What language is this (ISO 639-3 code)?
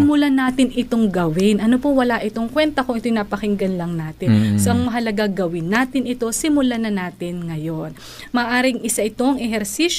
fil